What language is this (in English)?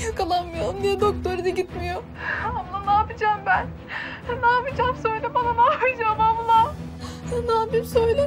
Turkish